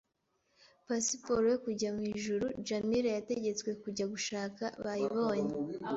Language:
Kinyarwanda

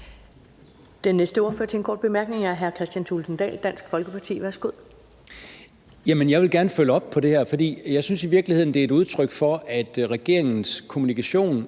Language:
Danish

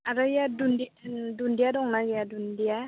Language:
Bodo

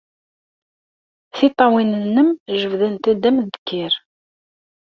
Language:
Kabyle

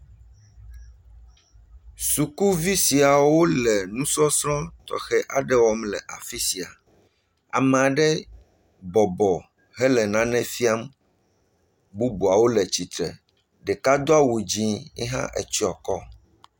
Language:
Ewe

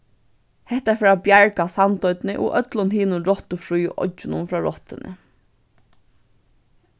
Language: Faroese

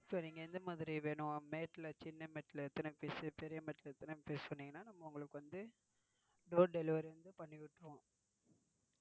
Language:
Tamil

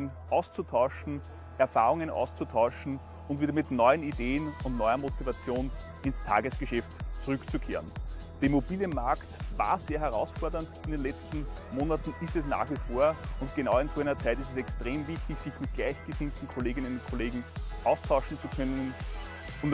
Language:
German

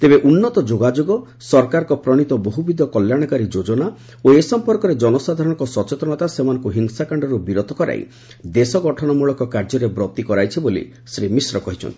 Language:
Odia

